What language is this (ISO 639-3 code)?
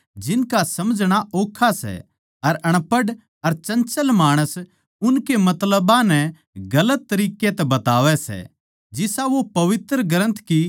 bgc